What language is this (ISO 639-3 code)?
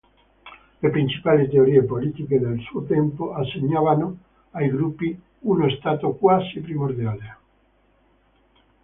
ita